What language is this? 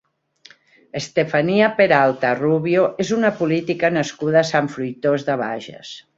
Catalan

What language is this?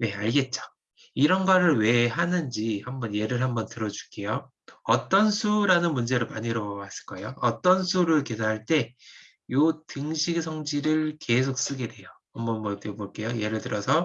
Korean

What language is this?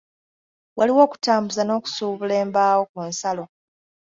Ganda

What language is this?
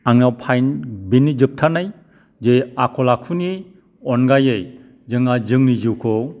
Bodo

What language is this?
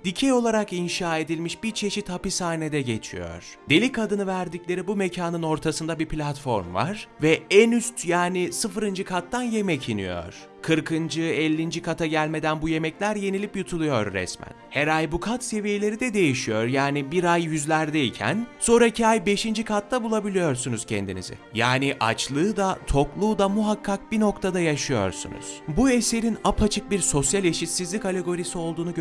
Turkish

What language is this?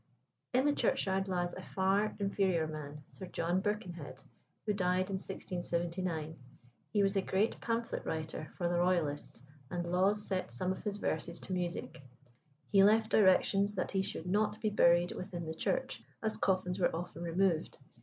English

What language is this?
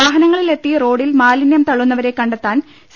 Malayalam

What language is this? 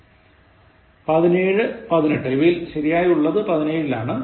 Malayalam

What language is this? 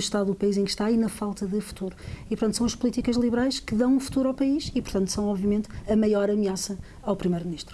Portuguese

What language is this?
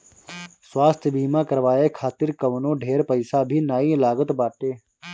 Bhojpuri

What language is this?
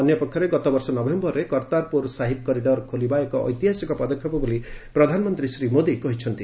Odia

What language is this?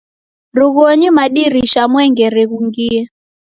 Taita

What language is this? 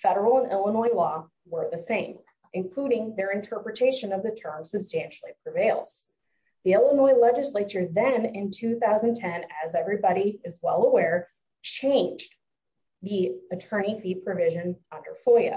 English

